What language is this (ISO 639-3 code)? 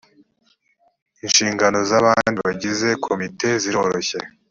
kin